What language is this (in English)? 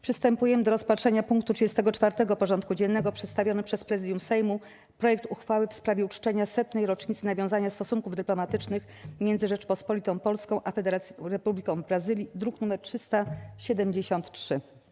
Polish